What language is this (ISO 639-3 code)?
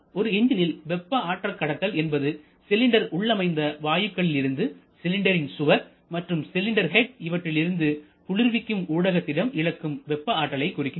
tam